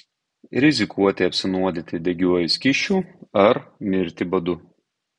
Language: Lithuanian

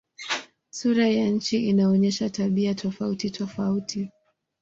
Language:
Swahili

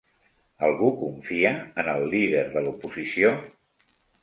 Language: Catalan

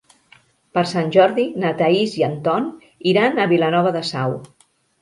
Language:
Catalan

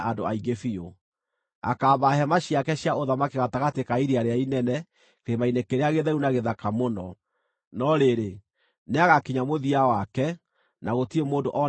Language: Kikuyu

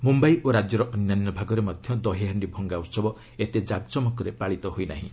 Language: Odia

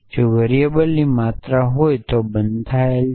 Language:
Gujarati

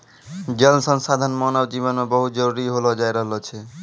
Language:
Maithili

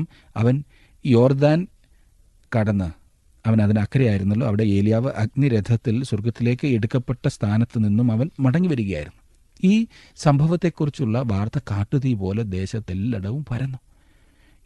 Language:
Malayalam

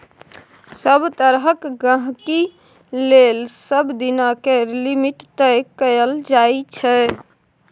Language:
Maithili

